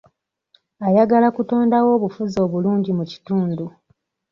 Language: Ganda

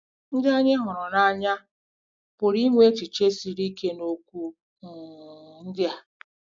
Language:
Igbo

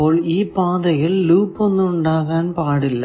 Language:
Malayalam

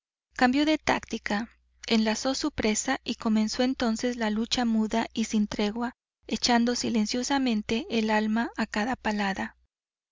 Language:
Spanish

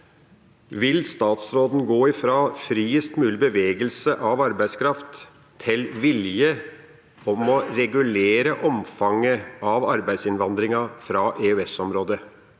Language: Norwegian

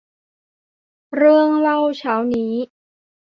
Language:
Thai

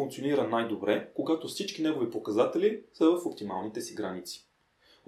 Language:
Bulgarian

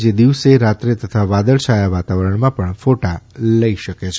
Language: Gujarati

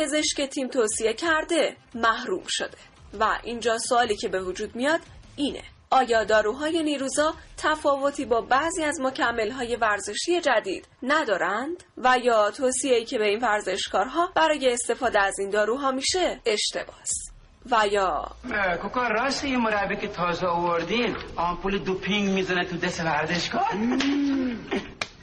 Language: Persian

